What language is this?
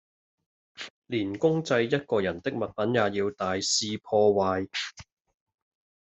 Cantonese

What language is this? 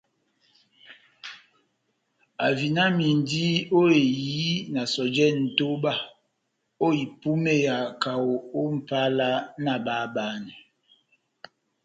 Batanga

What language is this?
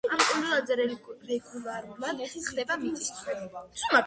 Georgian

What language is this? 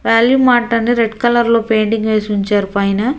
Telugu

